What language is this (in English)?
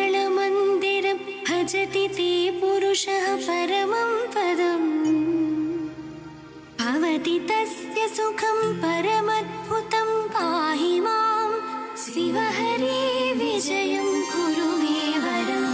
Kannada